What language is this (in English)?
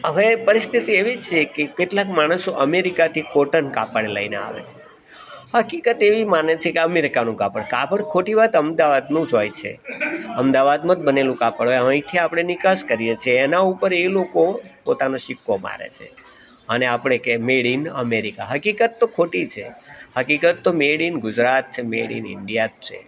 Gujarati